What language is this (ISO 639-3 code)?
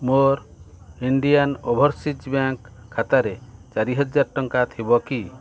ori